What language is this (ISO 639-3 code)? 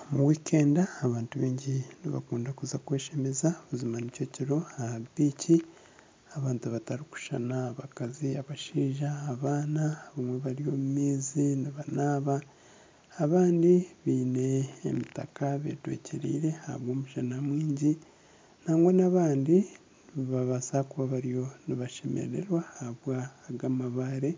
nyn